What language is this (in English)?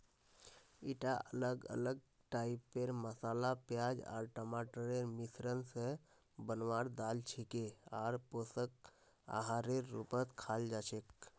Magahi